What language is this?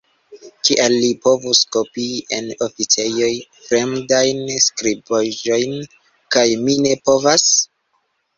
Esperanto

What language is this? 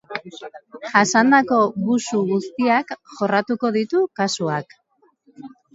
Basque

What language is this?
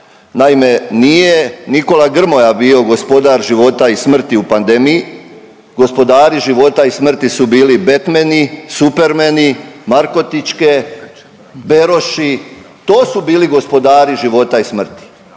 Croatian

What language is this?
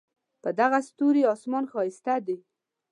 Pashto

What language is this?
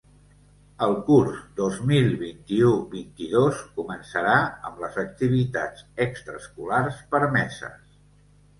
Catalan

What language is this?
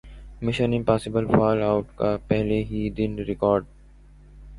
Urdu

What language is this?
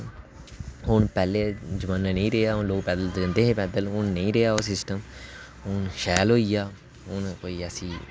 Dogri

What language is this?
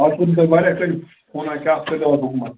Kashmiri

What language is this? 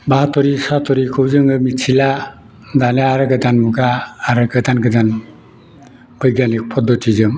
Bodo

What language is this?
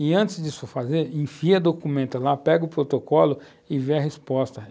Portuguese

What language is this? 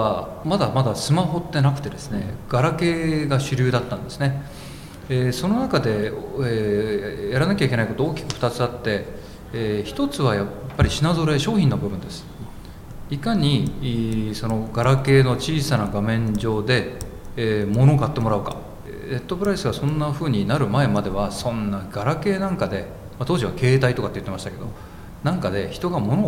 Japanese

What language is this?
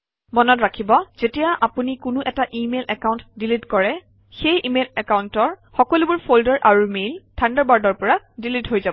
Assamese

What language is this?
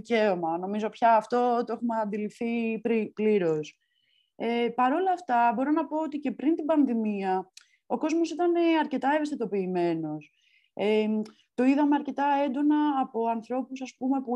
Greek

